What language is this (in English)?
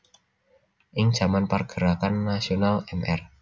Javanese